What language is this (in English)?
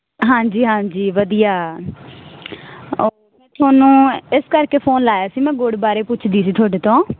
Punjabi